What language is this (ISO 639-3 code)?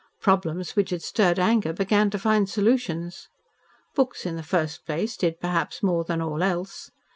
eng